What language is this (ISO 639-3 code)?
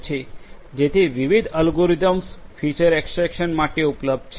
guj